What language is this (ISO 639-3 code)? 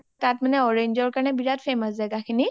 asm